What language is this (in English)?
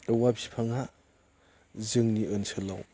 Bodo